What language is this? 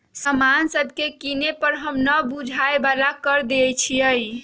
Magahi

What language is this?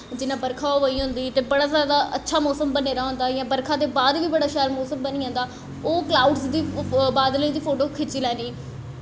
Dogri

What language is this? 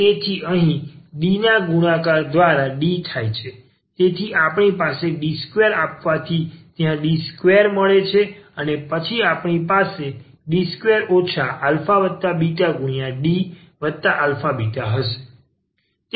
Gujarati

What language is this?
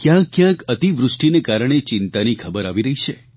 Gujarati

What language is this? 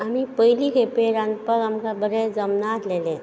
Konkani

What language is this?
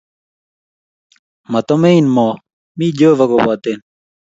Kalenjin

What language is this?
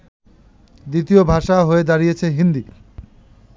Bangla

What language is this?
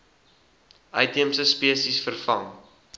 Afrikaans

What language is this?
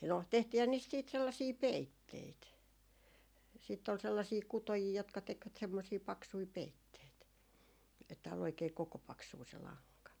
Finnish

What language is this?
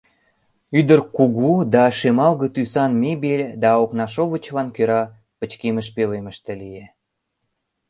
Mari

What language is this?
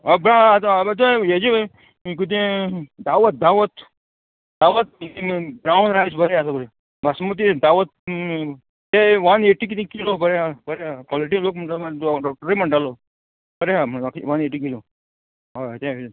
Konkani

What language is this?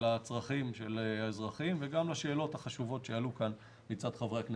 Hebrew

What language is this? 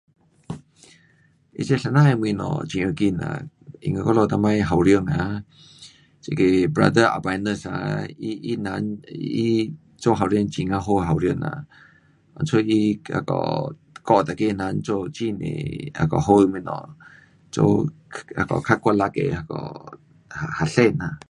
Pu-Xian Chinese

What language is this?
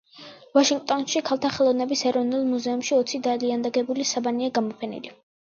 Georgian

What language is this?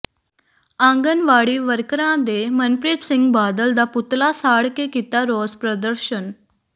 Punjabi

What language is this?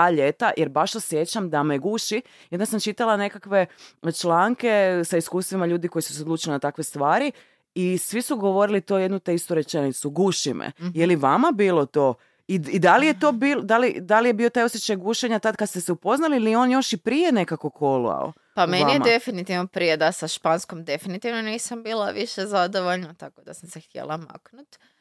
Croatian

